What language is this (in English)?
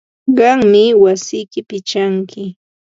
Ambo-Pasco Quechua